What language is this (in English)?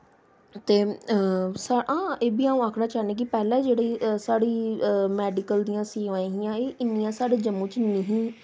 Dogri